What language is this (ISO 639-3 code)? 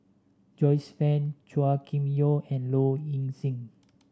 eng